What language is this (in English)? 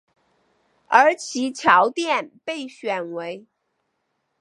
Chinese